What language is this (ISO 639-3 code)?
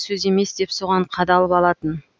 kaz